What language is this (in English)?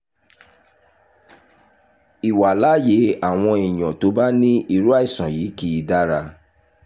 Yoruba